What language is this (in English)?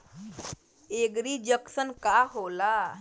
Bhojpuri